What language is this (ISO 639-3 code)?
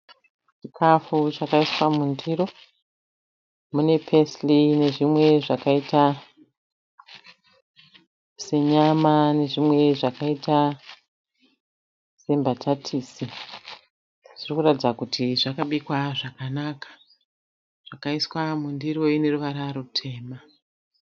sna